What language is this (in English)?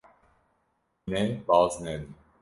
Kurdish